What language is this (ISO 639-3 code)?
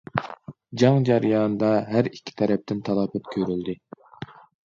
uig